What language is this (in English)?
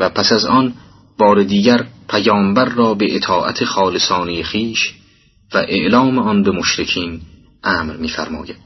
Persian